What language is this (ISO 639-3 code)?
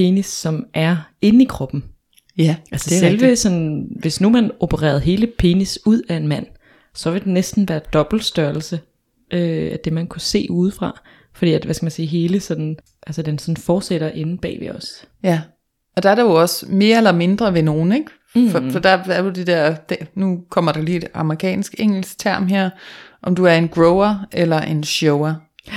dan